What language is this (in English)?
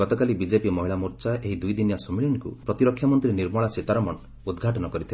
Odia